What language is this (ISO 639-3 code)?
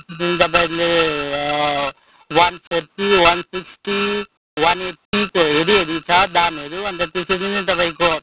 nep